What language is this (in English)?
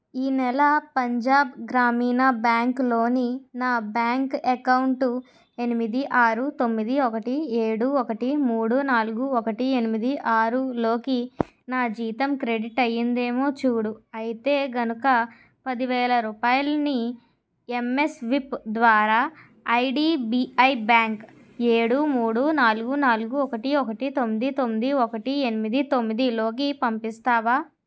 Telugu